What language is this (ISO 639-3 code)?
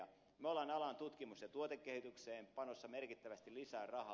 fin